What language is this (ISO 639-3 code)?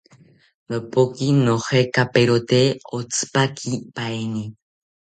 cpy